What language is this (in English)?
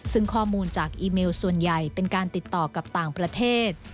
Thai